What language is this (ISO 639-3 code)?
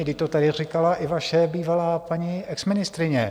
ces